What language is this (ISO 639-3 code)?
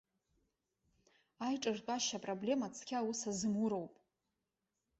abk